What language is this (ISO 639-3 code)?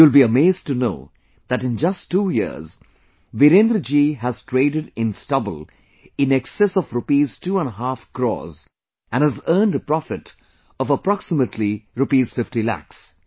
eng